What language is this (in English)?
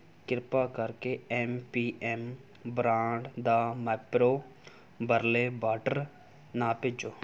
Punjabi